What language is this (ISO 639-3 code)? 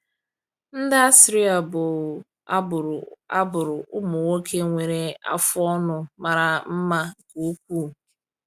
ibo